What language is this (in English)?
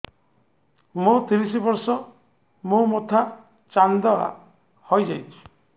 Odia